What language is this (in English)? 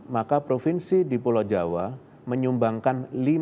Indonesian